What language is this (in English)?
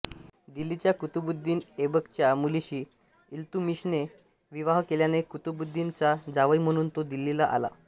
Marathi